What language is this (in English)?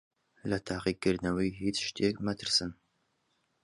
Central Kurdish